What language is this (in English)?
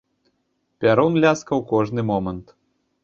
Belarusian